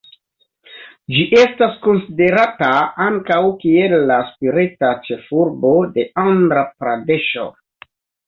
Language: Esperanto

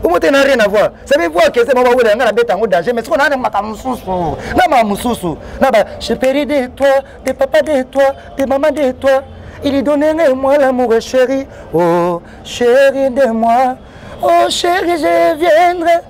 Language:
French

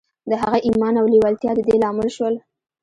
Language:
Pashto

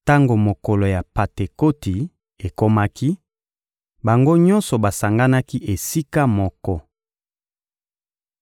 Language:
Lingala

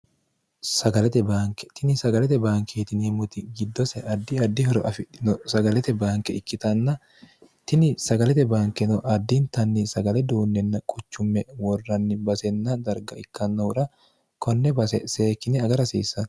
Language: Sidamo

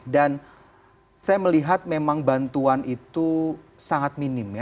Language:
Indonesian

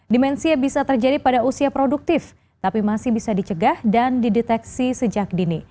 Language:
Indonesian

